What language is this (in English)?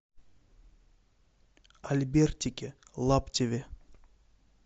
Russian